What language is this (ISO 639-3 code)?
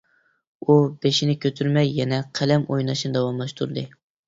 uig